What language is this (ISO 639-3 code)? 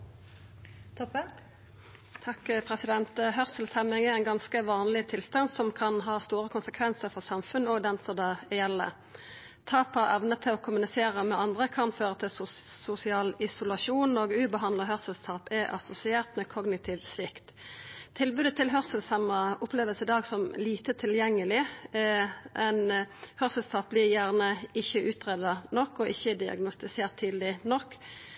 nno